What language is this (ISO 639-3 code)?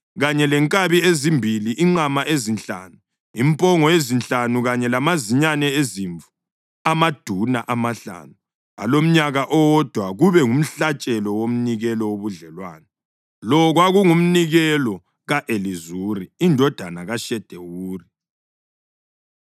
nde